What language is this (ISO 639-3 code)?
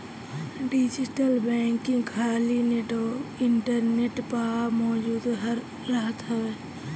bho